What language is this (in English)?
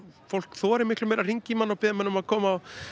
Icelandic